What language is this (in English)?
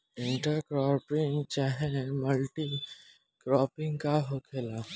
Bhojpuri